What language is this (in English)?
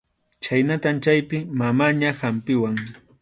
Arequipa-La Unión Quechua